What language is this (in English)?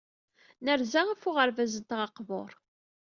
Kabyle